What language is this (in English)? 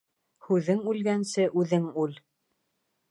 Bashkir